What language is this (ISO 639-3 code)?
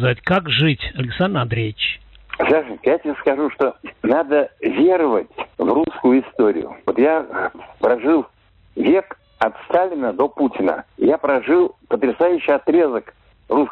rus